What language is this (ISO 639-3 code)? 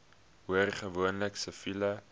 afr